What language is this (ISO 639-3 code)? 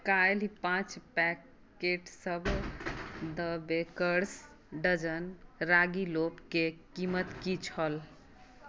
mai